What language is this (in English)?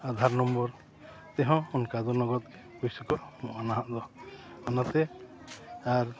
Santali